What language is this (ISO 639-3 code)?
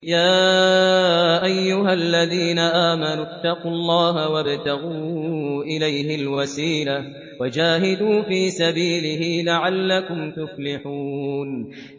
ara